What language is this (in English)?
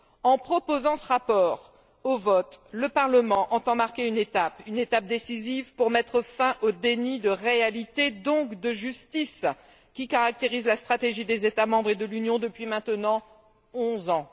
French